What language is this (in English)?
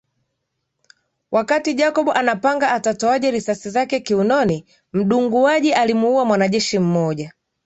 Swahili